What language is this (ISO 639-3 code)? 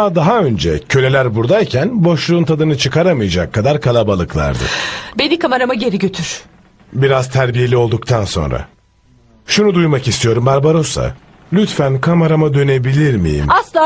tur